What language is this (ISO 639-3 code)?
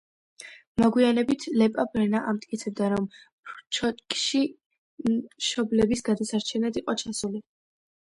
kat